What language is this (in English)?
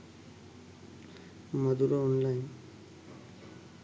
Sinhala